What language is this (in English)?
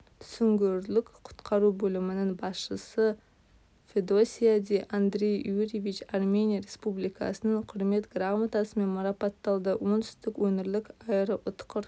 Kazakh